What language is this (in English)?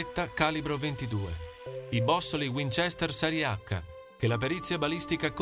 Italian